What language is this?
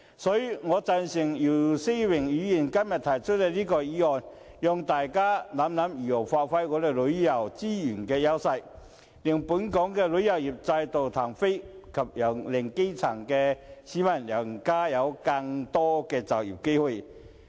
Cantonese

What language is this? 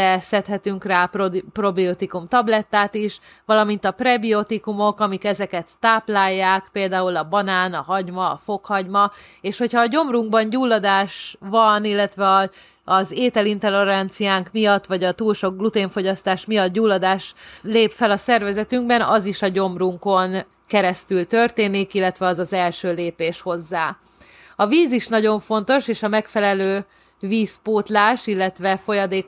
Hungarian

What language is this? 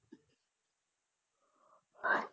Punjabi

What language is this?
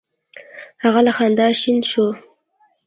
Pashto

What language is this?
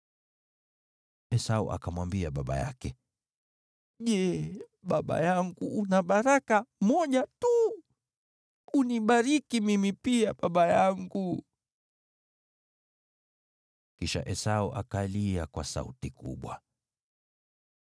Swahili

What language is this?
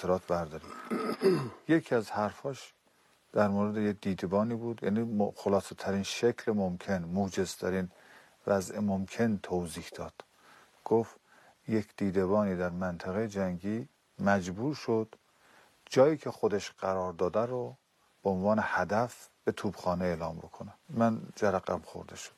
Persian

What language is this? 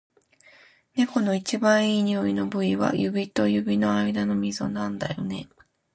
Japanese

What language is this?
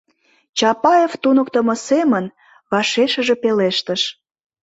Mari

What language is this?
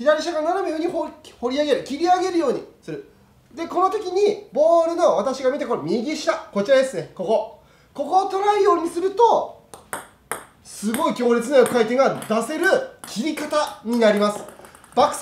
Japanese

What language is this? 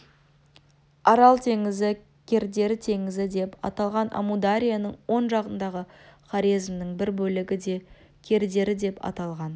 Kazakh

